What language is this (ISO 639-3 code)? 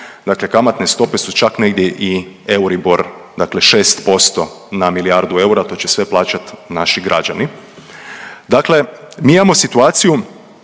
hrv